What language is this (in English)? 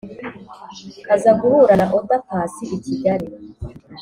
Kinyarwanda